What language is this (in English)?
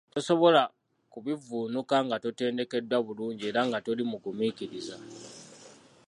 Ganda